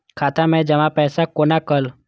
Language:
Maithili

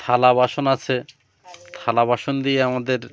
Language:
Bangla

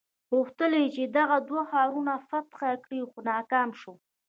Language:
Pashto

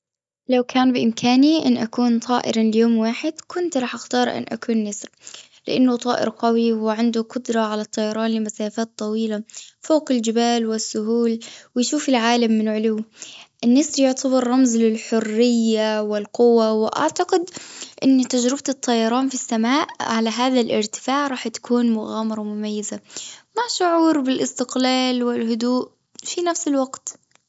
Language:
Gulf Arabic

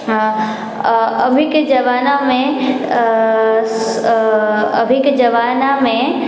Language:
Maithili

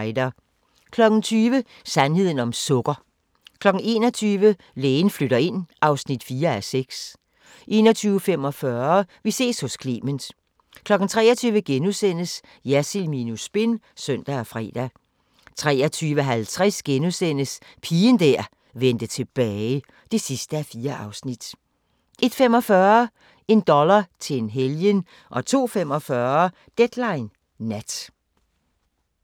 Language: Danish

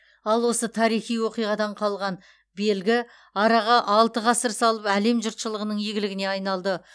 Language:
Kazakh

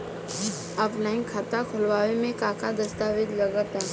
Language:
Bhojpuri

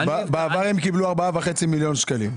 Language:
Hebrew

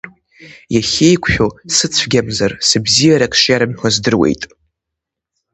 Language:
Abkhazian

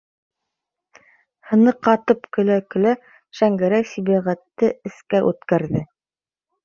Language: Bashkir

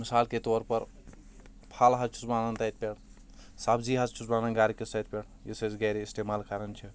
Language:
Kashmiri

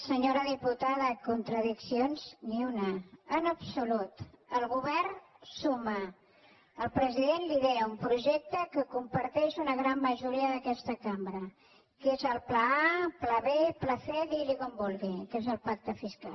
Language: Catalan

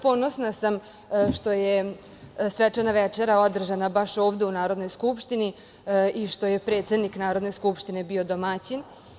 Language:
Serbian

